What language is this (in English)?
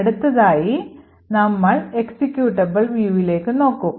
Malayalam